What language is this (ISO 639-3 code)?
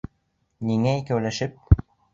bak